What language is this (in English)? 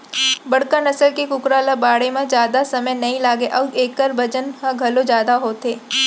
Chhattisgarhi